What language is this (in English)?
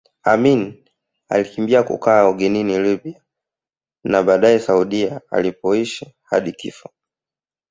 Swahili